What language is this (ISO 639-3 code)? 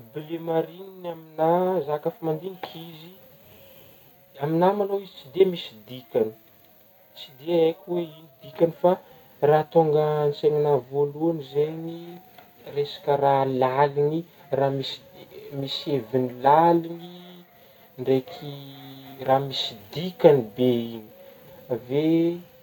bmm